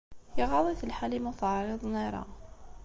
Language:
Kabyle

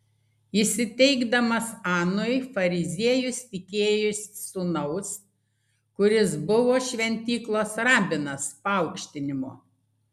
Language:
Lithuanian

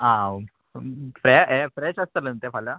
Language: Konkani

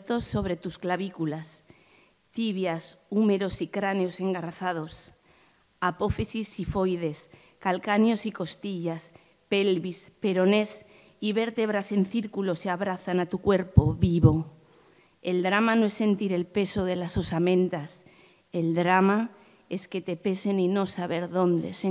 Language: Spanish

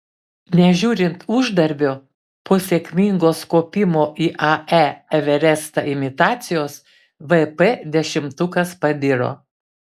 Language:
Lithuanian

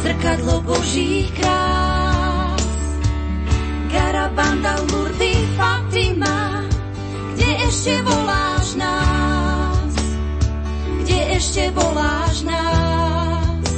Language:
Slovak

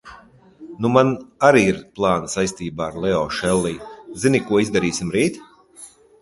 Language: Latvian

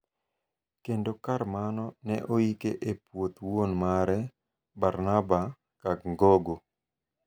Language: Luo (Kenya and Tanzania)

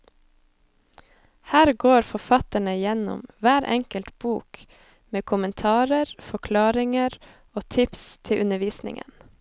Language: Norwegian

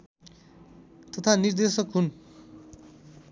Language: Nepali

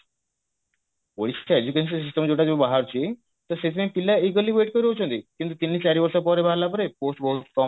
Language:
Odia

